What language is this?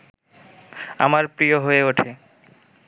Bangla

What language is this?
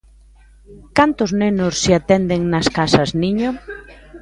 Galician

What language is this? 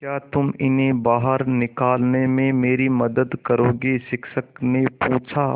Hindi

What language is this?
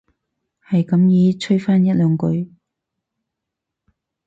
Cantonese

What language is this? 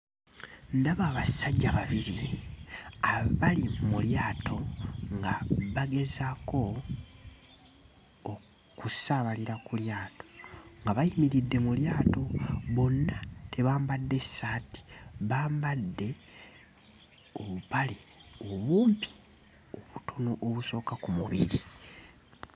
Ganda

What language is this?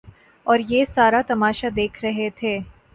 Urdu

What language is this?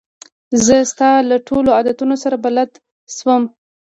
Pashto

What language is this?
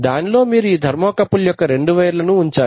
Telugu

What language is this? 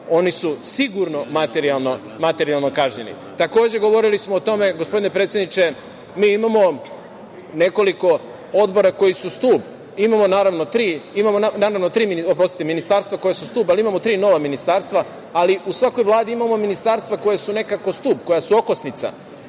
Serbian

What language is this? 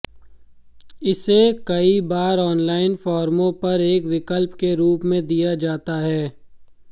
Hindi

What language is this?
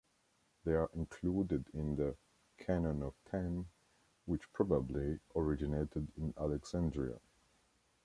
English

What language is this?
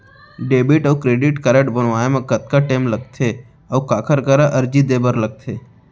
Chhattisgarhi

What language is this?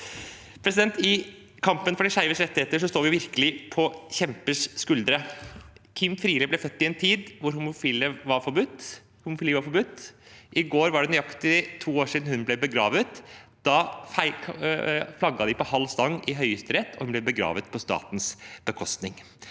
Norwegian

